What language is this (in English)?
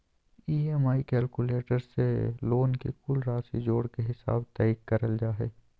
Magahi